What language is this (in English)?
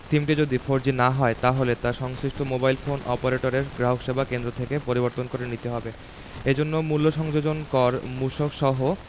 Bangla